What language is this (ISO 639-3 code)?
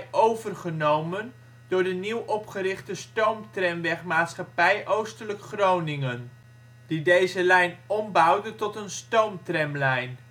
nld